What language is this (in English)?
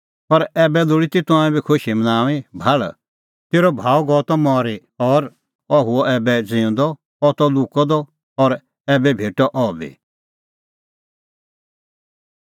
Kullu Pahari